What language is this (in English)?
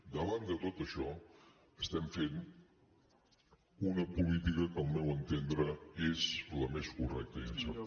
Catalan